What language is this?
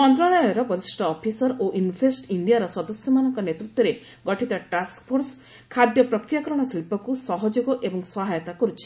Odia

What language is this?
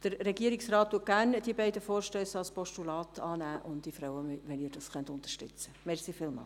Swiss German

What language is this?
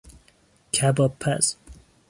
Persian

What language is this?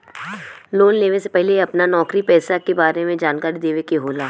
Bhojpuri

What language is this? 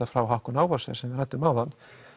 Icelandic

